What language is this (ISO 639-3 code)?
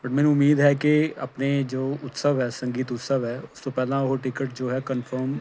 pan